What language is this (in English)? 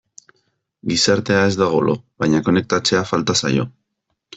Basque